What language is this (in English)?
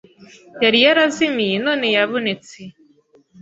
Kinyarwanda